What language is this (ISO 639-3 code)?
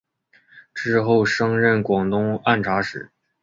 zho